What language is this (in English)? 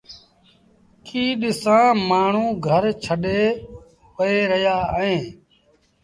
Sindhi Bhil